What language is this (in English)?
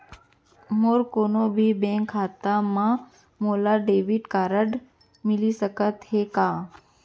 Chhattisgarhi